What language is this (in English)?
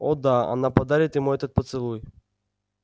Russian